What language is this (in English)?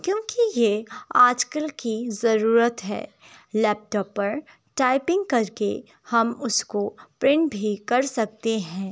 Urdu